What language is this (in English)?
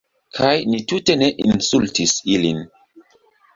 Esperanto